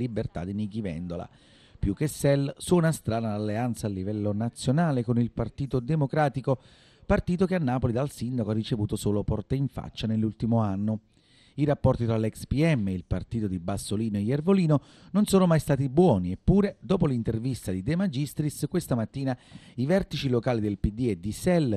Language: Italian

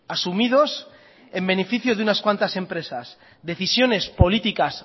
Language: Spanish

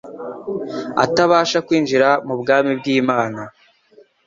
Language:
Kinyarwanda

